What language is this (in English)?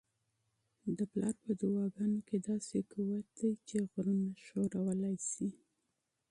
Pashto